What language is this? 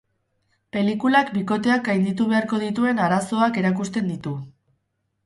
Basque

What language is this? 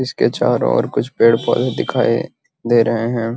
Magahi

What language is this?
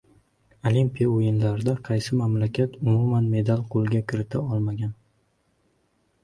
Uzbek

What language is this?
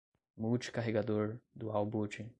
Portuguese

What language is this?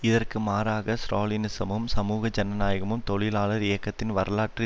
Tamil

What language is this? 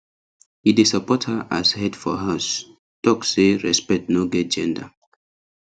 Nigerian Pidgin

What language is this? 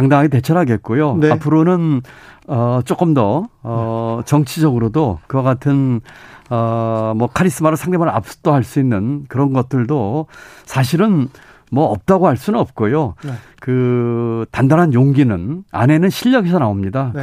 Korean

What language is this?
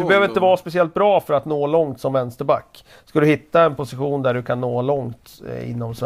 Swedish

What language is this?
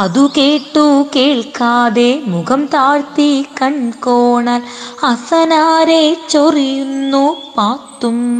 Malayalam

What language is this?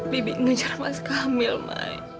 Indonesian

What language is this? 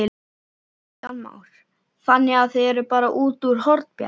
Icelandic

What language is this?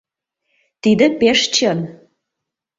Mari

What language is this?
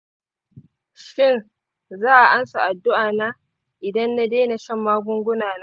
Hausa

